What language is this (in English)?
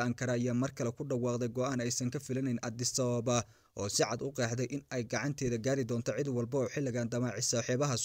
Arabic